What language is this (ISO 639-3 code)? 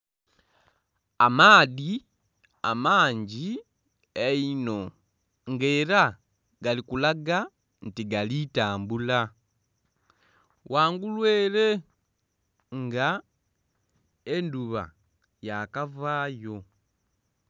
xog